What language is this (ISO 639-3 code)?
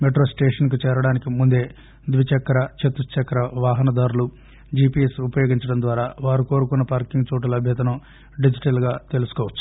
tel